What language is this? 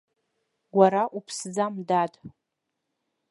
Abkhazian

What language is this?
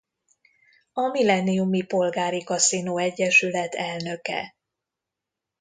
Hungarian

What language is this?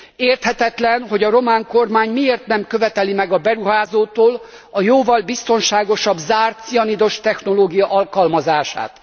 Hungarian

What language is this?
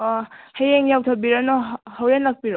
Manipuri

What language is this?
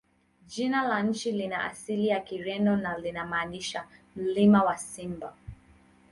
Swahili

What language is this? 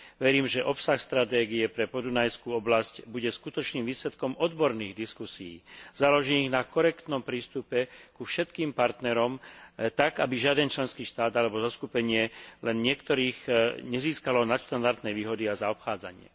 Slovak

